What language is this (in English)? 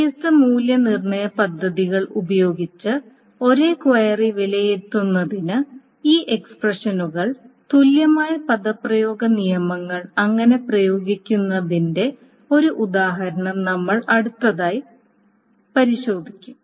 Malayalam